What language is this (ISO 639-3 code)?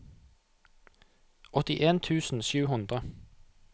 nor